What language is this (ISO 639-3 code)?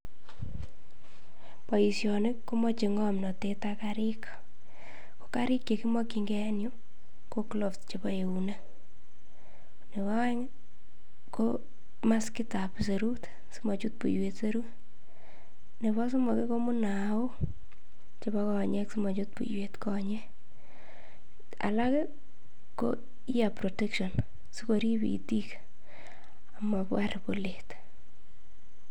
kln